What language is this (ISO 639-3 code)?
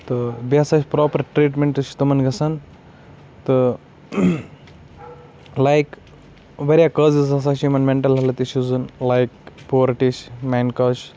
kas